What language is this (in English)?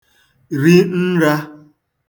Igbo